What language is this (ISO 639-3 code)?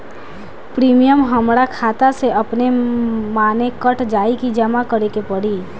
bho